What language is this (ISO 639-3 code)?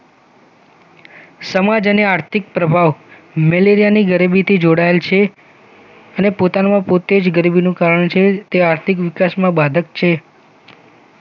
guj